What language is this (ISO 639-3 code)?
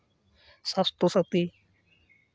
sat